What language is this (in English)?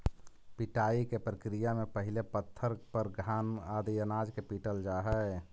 Magahi